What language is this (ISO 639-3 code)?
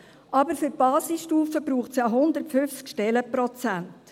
gsw